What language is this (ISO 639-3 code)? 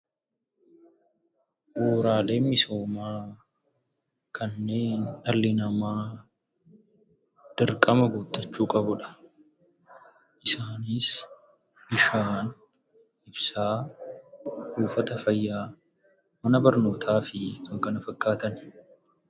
orm